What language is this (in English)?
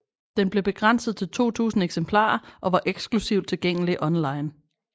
Danish